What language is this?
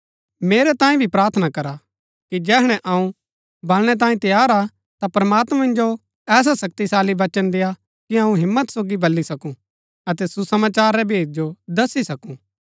Gaddi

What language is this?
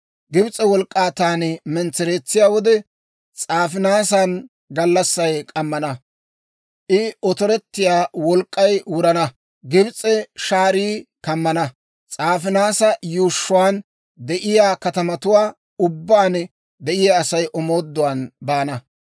Dawro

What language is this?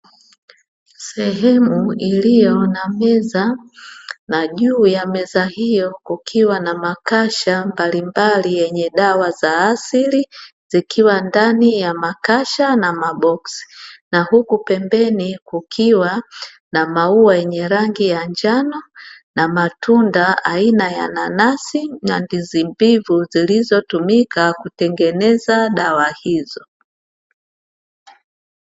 Swahili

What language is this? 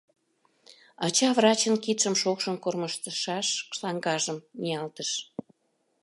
Mari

